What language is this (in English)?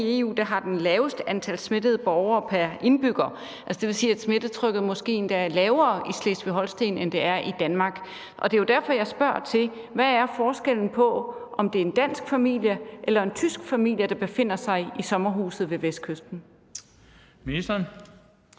Danish